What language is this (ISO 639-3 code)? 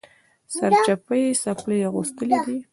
pus